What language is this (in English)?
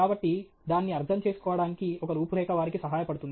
Telugu